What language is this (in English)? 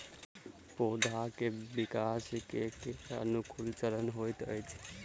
Maithili